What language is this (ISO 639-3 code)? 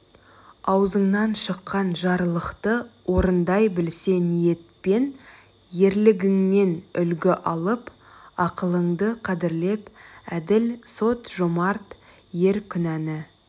kaz